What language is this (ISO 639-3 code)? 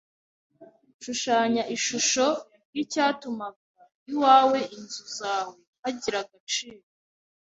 kin